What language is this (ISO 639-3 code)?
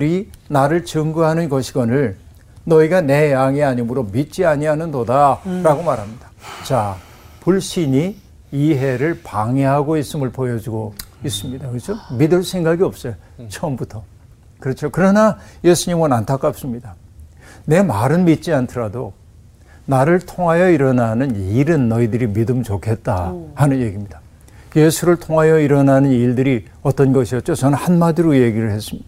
kor